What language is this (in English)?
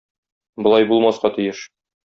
Tatar